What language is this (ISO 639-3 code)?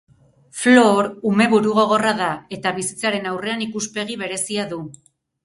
eus